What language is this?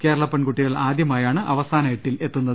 Malayalam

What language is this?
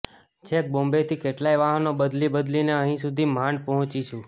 Gujarati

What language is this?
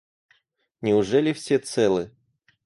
Russian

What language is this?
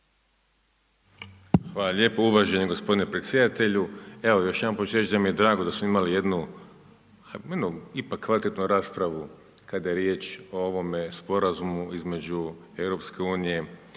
Croatian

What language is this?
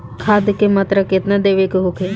Bhojpuri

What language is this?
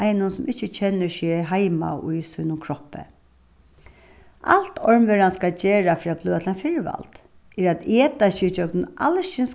Faroese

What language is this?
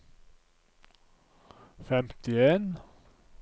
Norwegian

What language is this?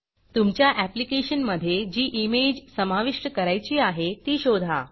Marathi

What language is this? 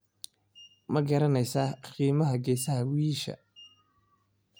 Somali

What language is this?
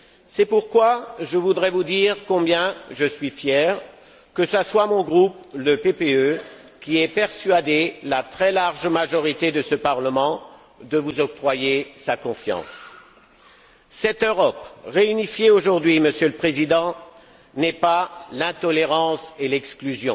French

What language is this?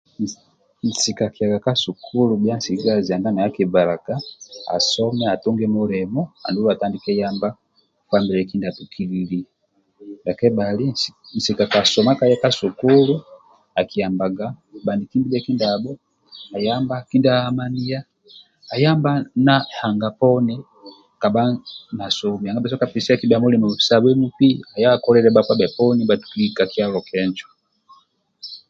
Amba (Uganda)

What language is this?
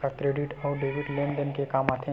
Chhattisgarhi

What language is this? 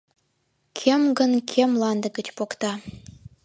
Mari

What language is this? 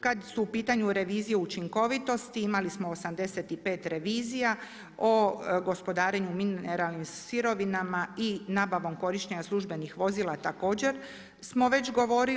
Croatian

